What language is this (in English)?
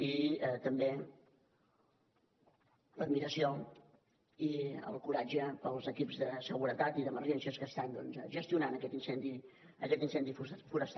Catalan